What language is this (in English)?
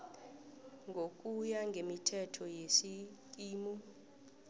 South Ndebele